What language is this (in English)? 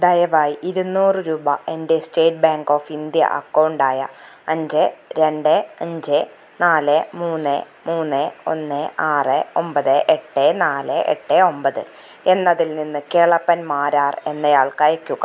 Malayalam